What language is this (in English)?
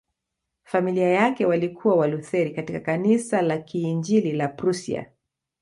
Swahili